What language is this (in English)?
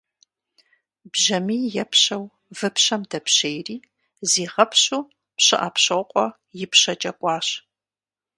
Kabardian